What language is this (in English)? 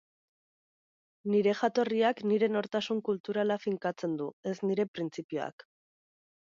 Basque